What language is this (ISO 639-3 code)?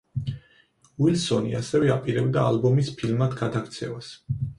kat